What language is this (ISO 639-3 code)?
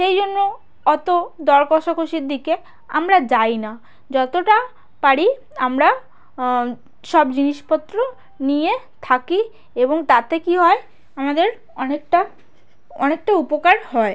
ben